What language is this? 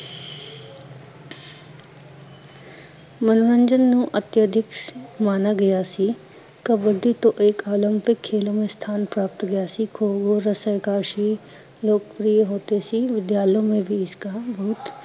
Punjabi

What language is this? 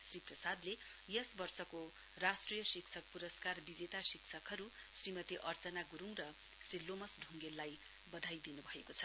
Nepali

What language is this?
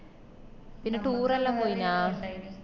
Malayalam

